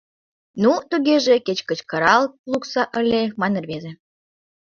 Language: Mari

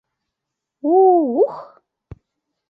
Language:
Mari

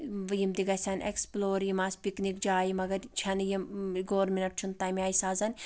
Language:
Kashmiri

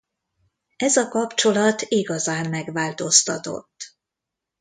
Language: Hungarian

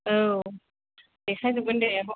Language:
Bodo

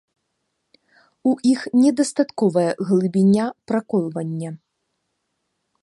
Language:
Belarusian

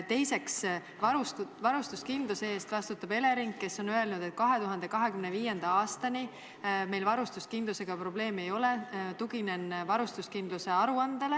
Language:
Estonian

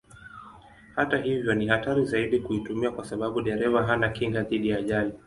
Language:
Swahili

